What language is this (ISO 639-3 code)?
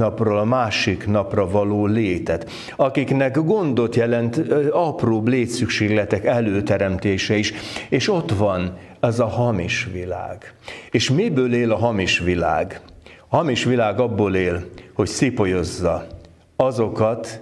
hun